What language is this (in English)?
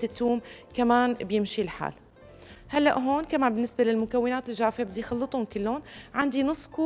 Arabic